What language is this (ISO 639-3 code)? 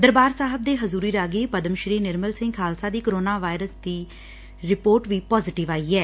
pan